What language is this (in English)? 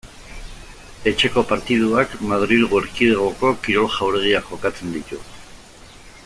Basque